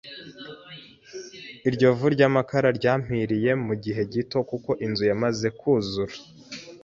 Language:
Kinyarwanda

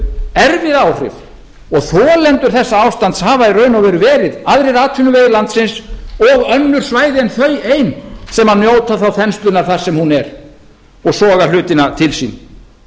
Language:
Icelandic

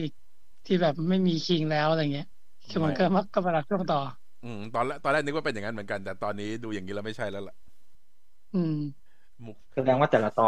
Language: Thai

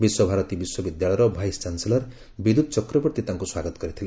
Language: Odia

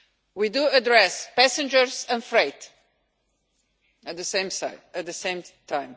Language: English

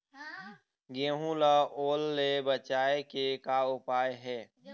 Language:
Chhattisgarhi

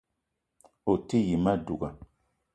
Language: Eton (Cameroon)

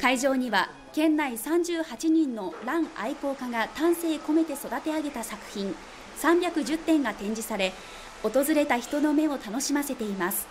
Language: Japanese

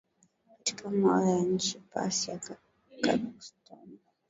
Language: Swahili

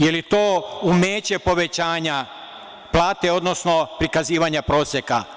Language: Serbian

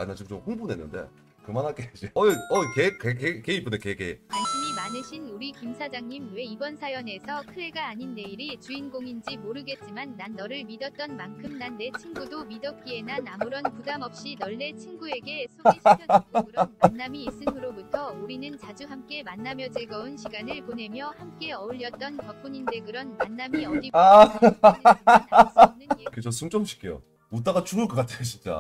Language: Korean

